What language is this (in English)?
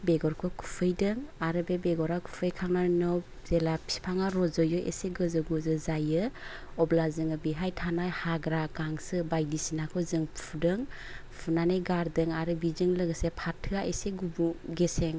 Bodo